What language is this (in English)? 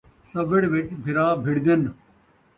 Saraiki